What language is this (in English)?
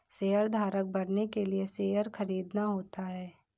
Hindi